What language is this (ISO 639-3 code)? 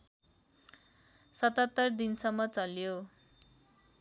nep